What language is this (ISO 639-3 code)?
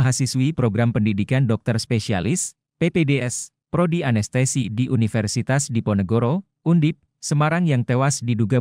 ind